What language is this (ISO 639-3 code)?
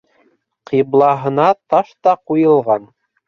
bak